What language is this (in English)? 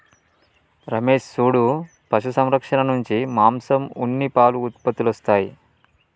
Telugu